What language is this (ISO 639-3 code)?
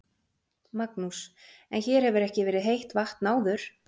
isl